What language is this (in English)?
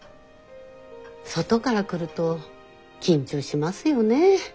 Japanese